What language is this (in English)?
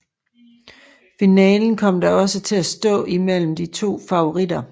Danish